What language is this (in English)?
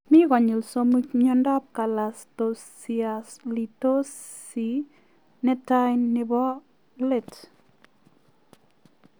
Kalenjin